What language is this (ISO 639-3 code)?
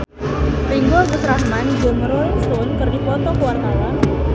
sun